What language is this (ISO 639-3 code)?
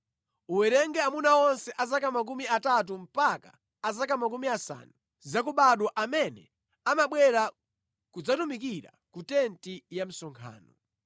nya